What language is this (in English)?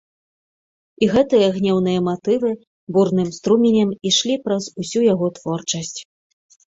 Belarusian